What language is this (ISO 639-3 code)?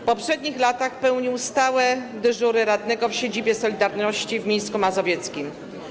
pol